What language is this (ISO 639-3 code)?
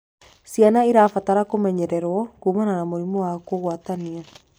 kik